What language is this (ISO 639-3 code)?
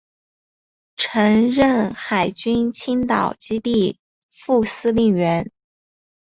zho